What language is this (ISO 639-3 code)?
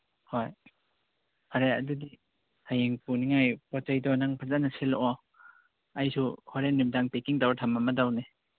mni